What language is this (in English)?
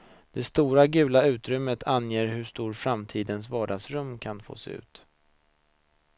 Swedish